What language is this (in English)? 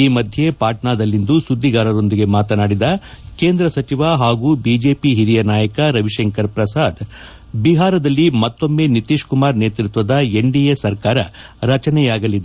Kannada